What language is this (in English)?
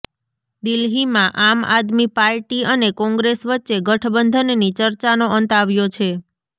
Gujarati